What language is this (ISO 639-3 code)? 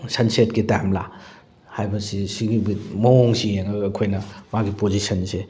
mni